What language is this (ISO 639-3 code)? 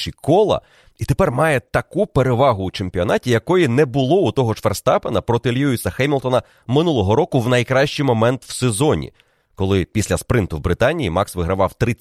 ukr